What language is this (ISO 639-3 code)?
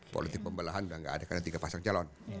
ind